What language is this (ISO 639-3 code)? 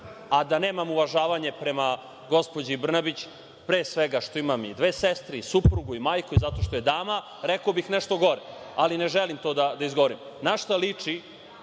srp